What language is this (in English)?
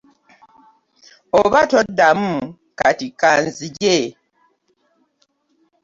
Ganda